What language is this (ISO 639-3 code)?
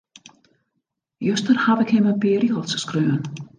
fry